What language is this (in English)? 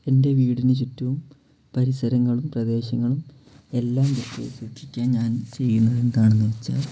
Malayalam